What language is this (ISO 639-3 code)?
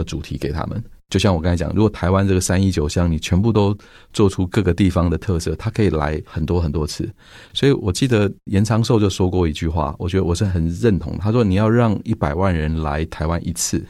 zho